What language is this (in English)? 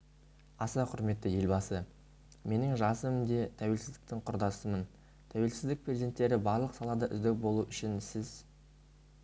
Kazakh